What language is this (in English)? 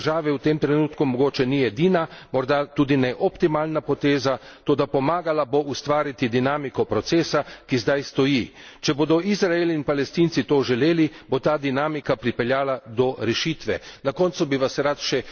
Slovenian